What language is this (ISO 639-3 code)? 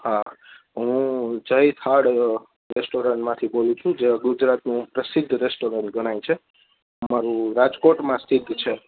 guj